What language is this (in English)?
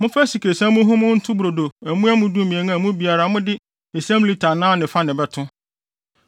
Akan